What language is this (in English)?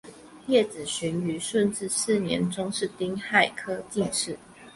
Chinese